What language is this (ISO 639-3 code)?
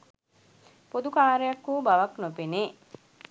sin